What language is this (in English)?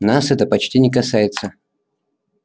Russian